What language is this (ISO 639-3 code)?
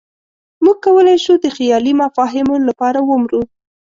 pus